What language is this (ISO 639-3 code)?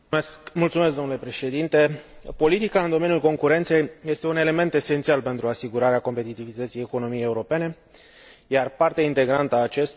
ron